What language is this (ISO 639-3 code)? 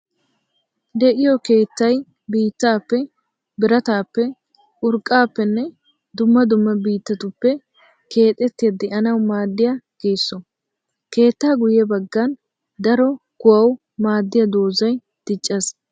wal